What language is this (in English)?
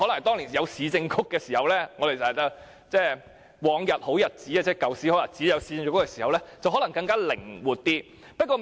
Cantonese